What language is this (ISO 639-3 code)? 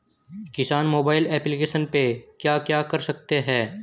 hin